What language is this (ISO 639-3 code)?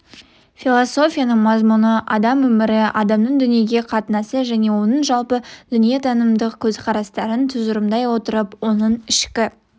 kaz